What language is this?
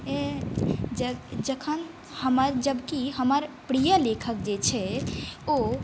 Maithili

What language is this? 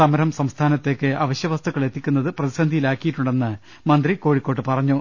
Malayalam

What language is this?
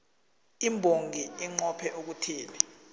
South Ndebele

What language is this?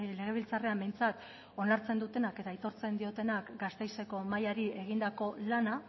Basque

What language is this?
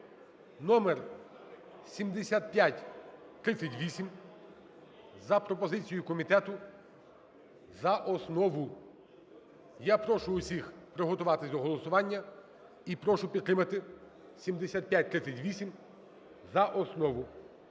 Ukrainian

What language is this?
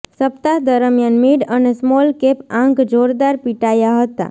Gujarati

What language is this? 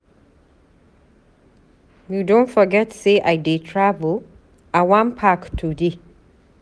Nigerian Pidgin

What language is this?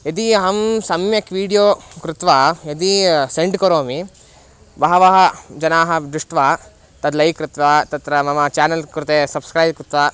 Sanskrit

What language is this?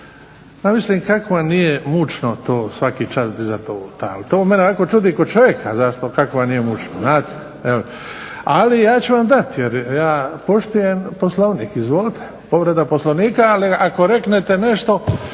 Croatian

